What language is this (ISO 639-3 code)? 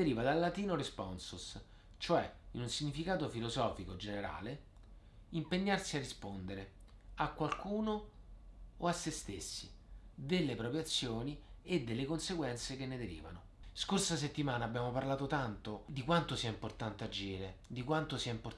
ita